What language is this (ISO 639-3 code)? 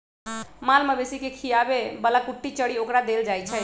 mag